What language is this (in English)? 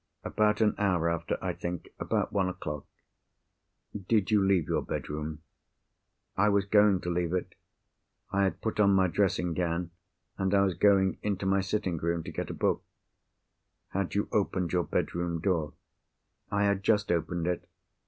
English